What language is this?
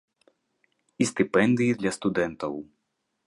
Belarusian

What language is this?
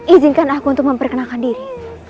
Indonesian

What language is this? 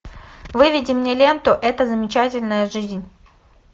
Russian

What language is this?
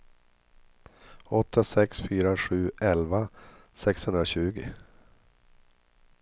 Swedish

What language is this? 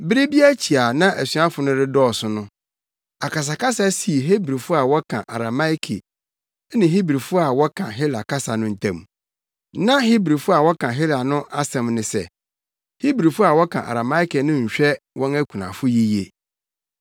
Akan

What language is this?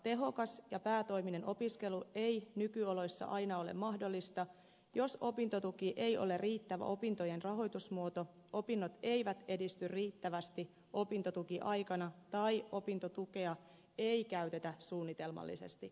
Finnish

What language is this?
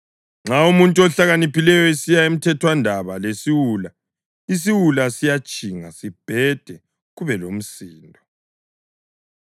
North Ndebele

